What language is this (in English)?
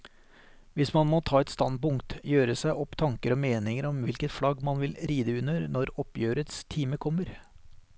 Norwegian